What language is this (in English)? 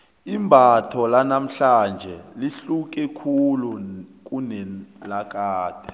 South Ndebele